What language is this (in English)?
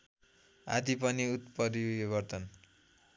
Nepali